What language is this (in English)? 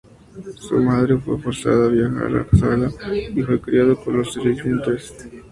Spanish